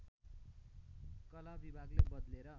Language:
Nepali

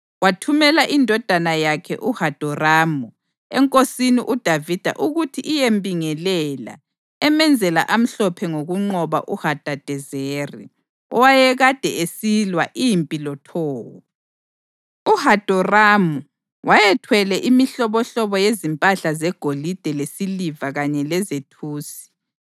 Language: North Ndebele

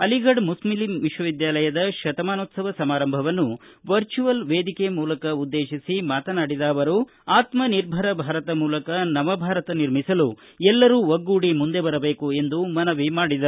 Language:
Kannada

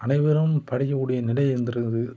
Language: Tamil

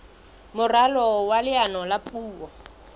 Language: Southern Sotho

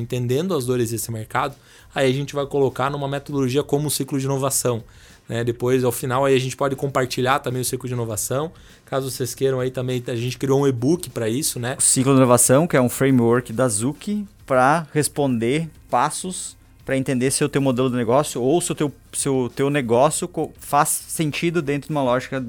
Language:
Portuguese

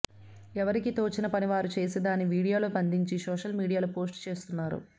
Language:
Telugu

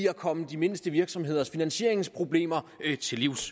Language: Danish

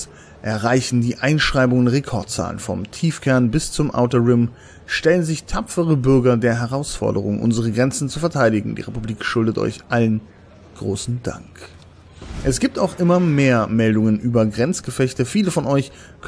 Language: German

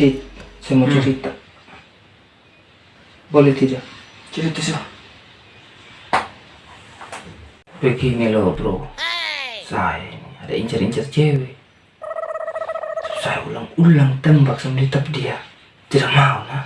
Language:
Indonesian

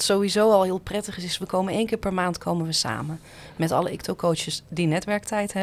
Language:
Dutch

